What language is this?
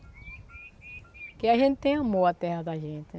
Portuguese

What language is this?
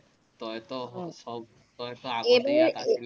Assamese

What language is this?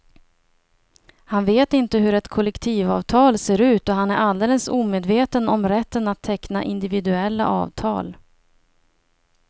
Swedish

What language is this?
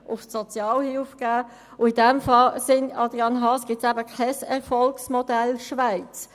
Swiss German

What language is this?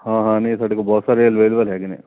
Punjabi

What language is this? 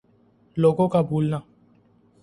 Urdu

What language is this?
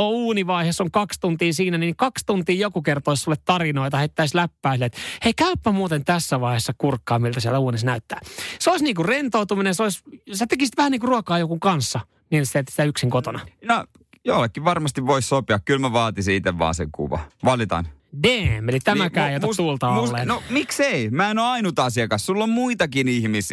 Finnish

